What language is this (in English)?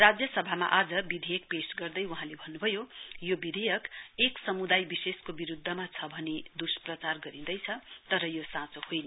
Nepali